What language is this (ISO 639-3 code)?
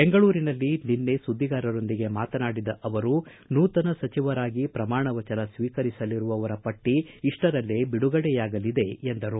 kan